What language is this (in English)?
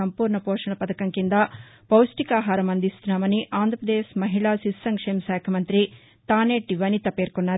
Telugu